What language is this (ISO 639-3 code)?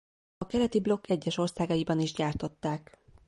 hun